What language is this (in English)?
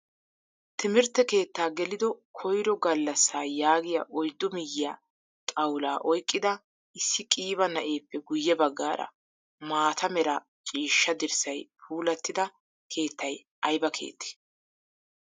Wolaytta